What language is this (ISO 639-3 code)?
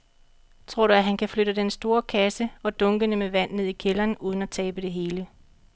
dan